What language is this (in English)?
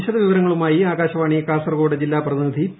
Malayalam